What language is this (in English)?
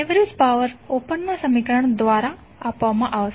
Gujarati